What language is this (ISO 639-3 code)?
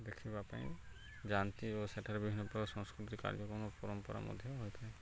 ori